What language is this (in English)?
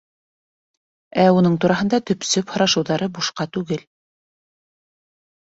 Bashkir